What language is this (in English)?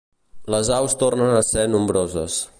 Catalan